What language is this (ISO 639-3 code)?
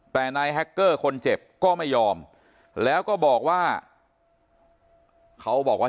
tha